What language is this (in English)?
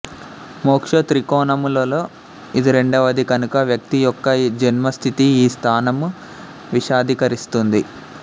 Telugu